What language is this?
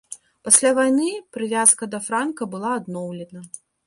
Belarusian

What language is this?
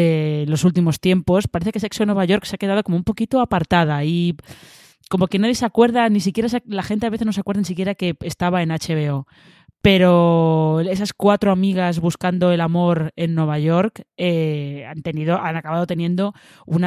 Spanish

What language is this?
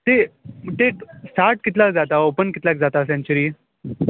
Konkani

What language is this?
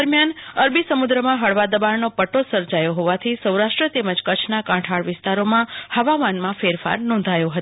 Gujarati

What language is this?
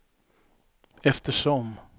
Swedish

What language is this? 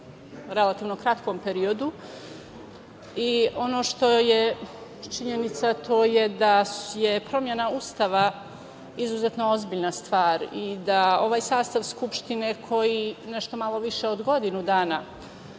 Serbian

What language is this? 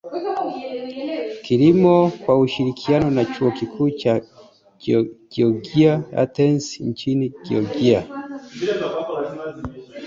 Swahili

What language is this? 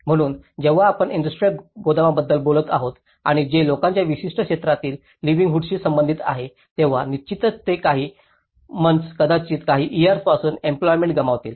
Marathi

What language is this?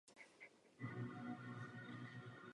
Czech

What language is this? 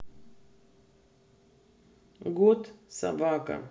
Russian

